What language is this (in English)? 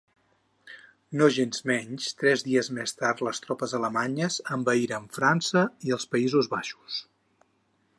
Catalan